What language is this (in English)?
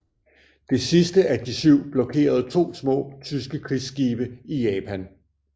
Danish